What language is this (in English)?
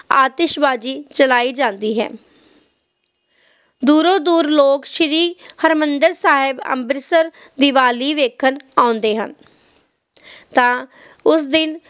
Punjabi